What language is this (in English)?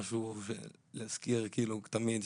Hebrew